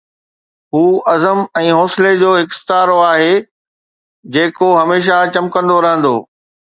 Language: Sindhi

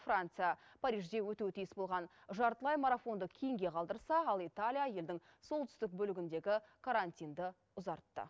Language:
Kazakh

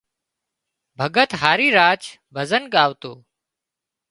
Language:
Wadiyara Koli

